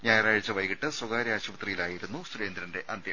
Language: Malayalam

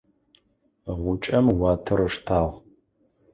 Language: Adyghe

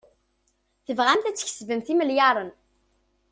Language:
Kabyle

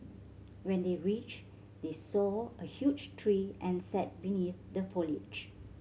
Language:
English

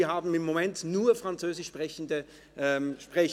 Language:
Swiss German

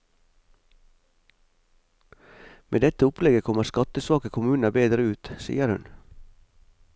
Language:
Norwegian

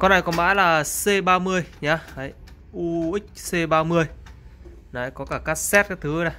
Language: Vietnamese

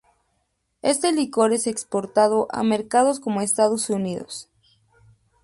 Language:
Spanish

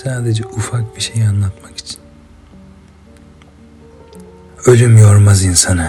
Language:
Turkish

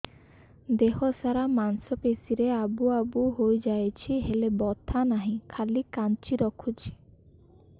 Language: Odia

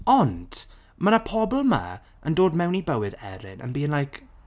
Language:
Welsh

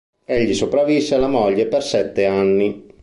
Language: Italian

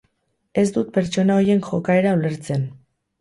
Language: Basque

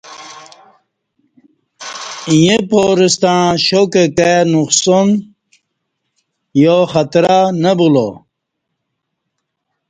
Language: Kati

